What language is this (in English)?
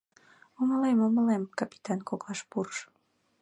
Mari